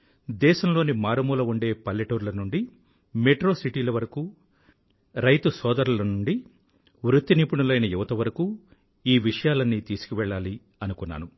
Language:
Telugu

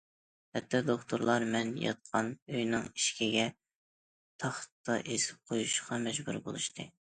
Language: Uyghur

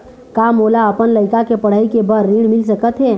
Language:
Chhattisgarhi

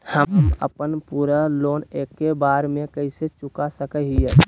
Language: Magahi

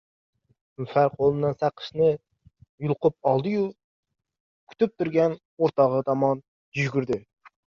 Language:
Uzbek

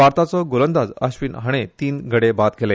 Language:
Konkani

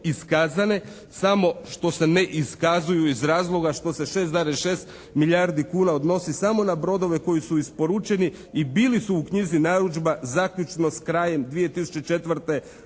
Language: Croatian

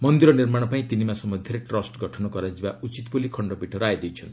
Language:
Odia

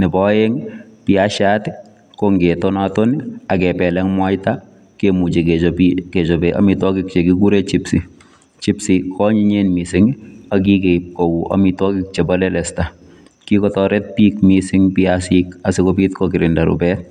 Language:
Kalenjin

